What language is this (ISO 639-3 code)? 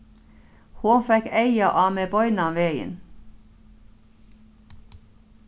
fao